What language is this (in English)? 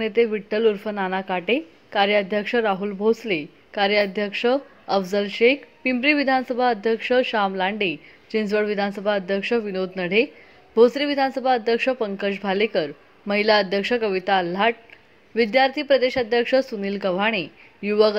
Hindi